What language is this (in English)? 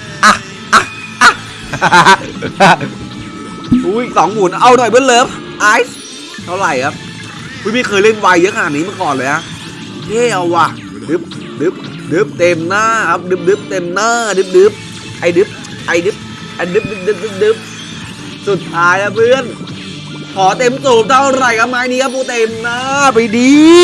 Thai